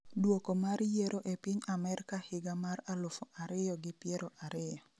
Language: Luo (Kenya and Tanzania)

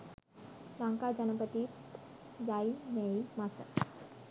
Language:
Sinhala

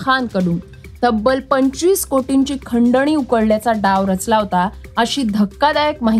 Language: Marathi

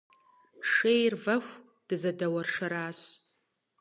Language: Kabardian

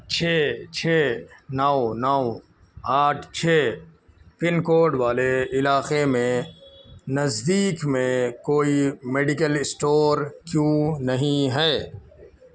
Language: Urdu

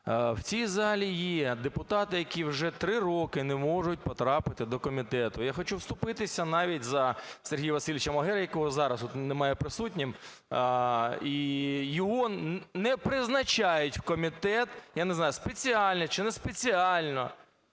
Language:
Ukrainian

